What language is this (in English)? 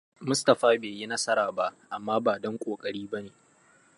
Hausa